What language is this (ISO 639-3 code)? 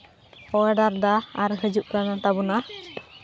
sat